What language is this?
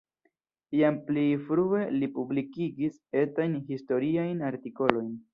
Esperanto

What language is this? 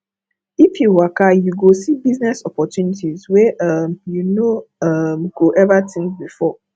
Nigerian Pidgin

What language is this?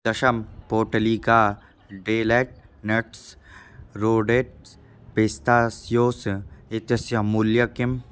Sanskrit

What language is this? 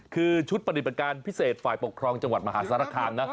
Thai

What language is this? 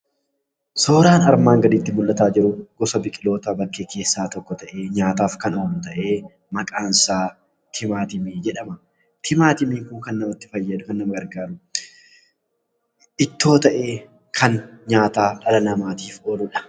Oromo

